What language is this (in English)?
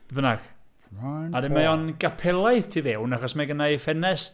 Welsh